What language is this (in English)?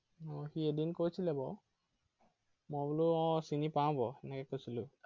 Assamese